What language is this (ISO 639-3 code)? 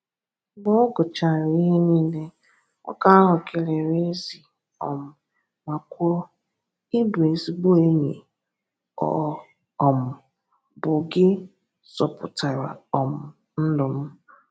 ibo